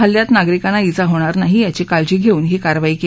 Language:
Marathi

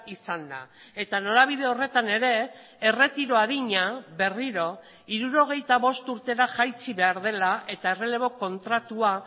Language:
Basque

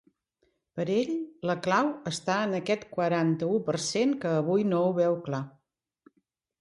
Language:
Catalan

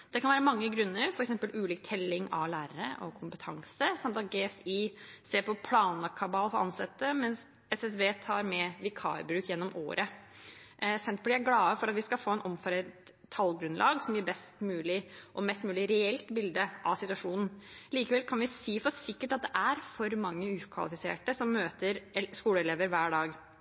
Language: Norwegian Bokmål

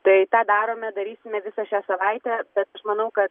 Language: Lithuanian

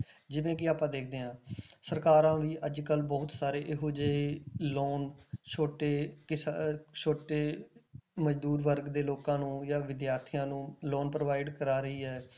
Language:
Punjabi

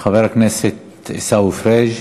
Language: Hebrew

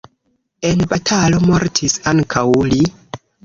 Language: Esperanto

